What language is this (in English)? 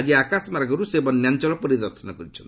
Odia